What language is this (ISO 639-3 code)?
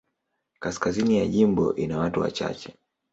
swa